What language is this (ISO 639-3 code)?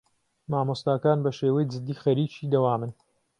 ckb